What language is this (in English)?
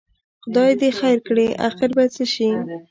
Pashto